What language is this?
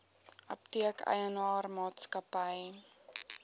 Afrikaans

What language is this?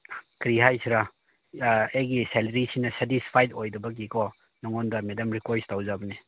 Manipuri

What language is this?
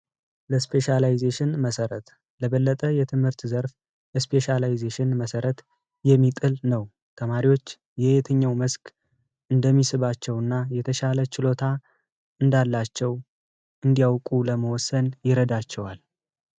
Amharic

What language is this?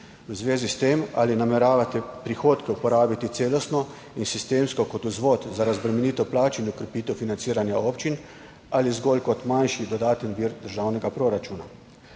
Slovenian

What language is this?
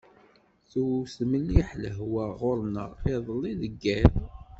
Kabyle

